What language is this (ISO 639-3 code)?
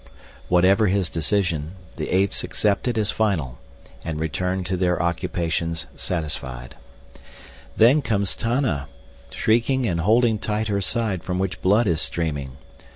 eng